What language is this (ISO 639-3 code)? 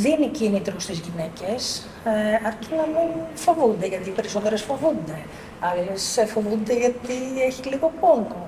ell